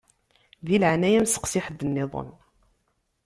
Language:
Kabyle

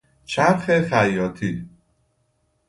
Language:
Persian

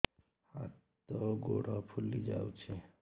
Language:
Odia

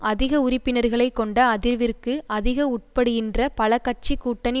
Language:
Tamil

